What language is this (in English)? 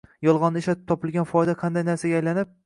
Uzbek